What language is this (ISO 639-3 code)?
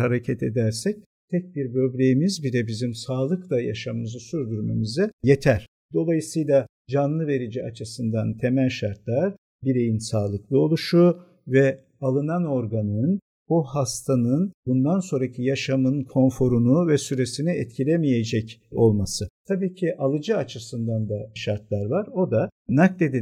tur